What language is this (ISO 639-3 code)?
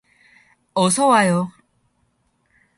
kor